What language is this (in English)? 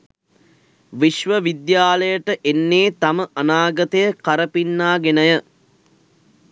Sinhala